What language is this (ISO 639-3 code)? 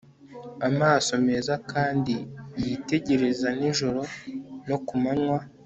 kin